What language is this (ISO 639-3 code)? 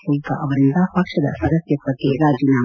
kan